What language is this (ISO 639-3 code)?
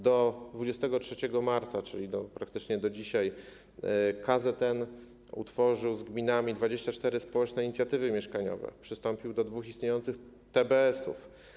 pol